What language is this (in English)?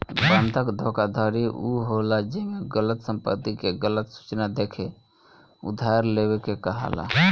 Bhojpuri